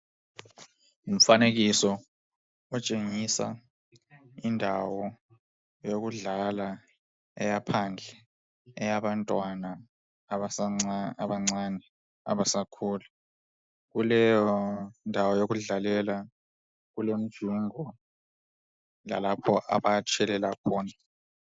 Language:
North Ndebele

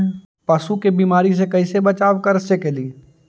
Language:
Magahi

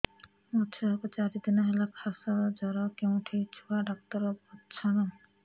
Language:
Odia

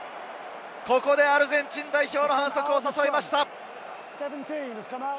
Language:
Japanese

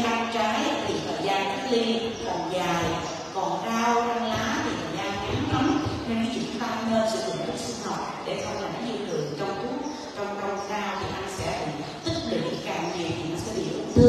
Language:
Vietnamese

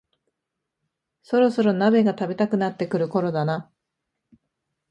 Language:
Japanese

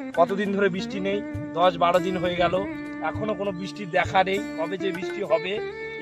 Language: Turkish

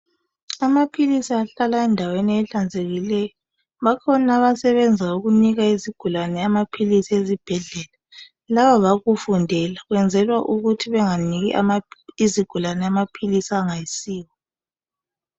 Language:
North Ndebele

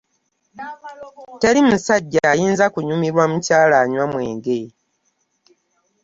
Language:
Ganda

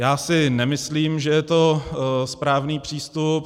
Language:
Czech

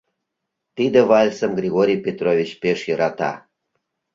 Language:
Mari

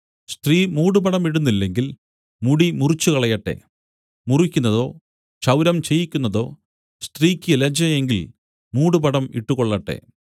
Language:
Malayalam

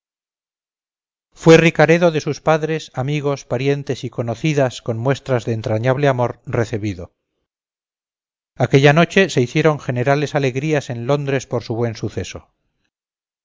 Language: Spanish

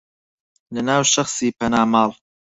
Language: Central Kurdish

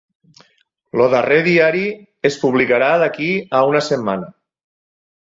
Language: Catalan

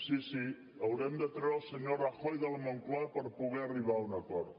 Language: Catalan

